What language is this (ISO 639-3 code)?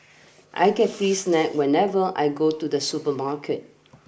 eng